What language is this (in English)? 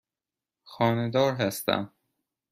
Persian